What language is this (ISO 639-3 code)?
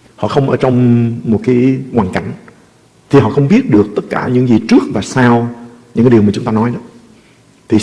vie